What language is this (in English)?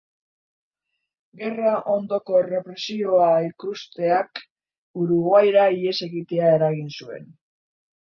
Basque